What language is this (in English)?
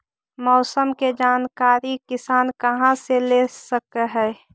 Magahi